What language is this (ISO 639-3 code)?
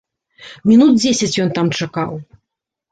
bel